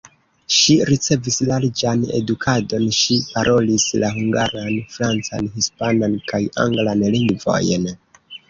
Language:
Esperanto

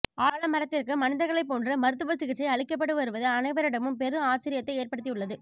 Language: Tamil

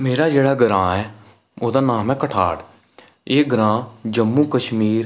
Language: Dogri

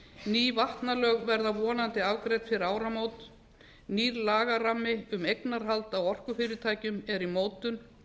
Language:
Icelandic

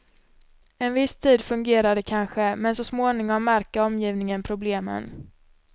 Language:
Swedish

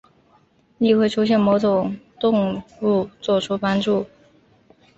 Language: Chinese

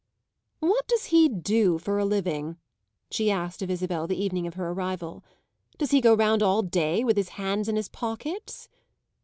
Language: English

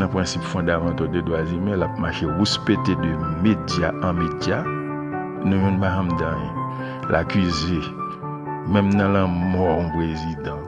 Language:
French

